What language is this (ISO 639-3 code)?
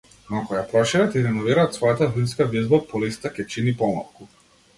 mkd